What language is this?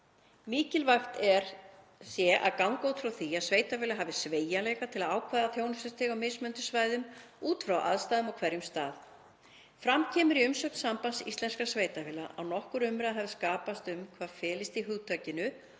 Icelandic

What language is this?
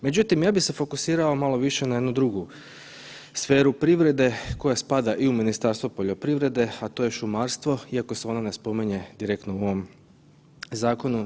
Croatian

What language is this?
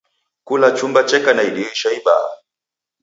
Taita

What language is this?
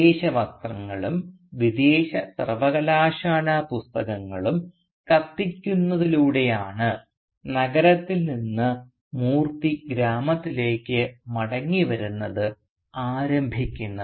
Malayalam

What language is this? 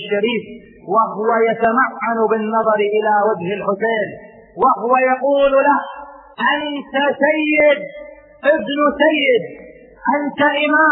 Arabic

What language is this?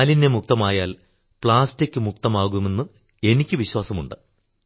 Malayalam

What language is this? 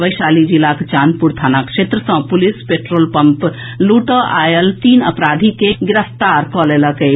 Maithili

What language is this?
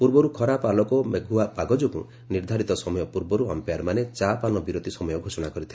Odia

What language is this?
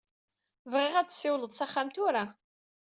Kabyle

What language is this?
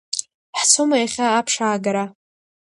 Abkhazian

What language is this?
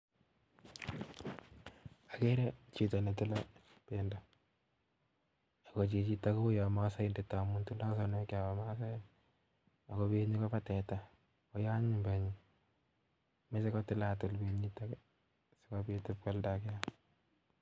Kalenjin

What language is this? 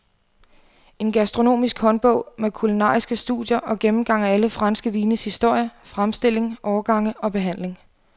Danish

